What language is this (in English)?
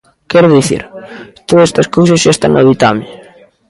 Galician